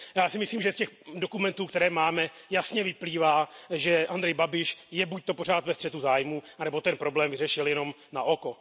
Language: Czech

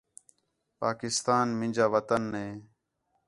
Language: Khetrani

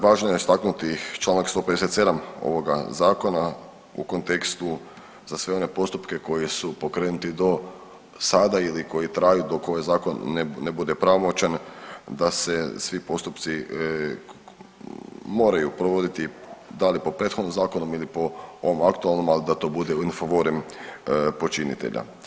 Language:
Croatian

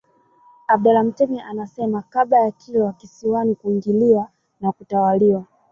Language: Swahili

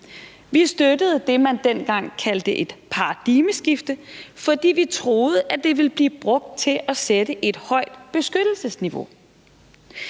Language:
Danish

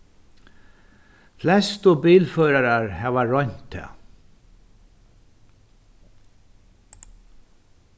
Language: Faroese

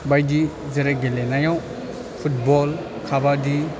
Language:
Bodo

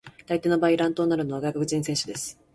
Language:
Japanese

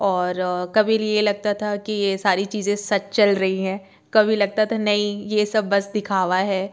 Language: Hindi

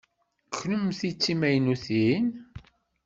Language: Kabyle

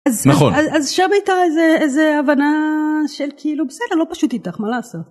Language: Hebrew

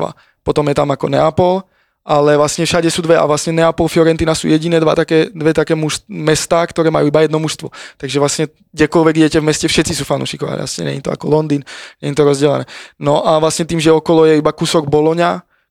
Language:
Slovak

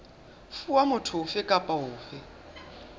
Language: Southern Sotho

